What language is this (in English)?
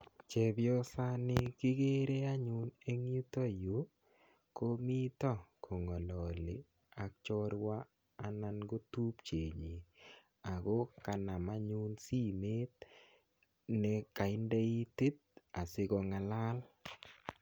Kalenjin